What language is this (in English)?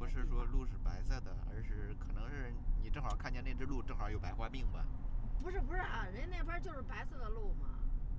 Chinese